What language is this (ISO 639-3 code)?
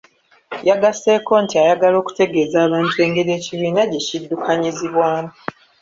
lug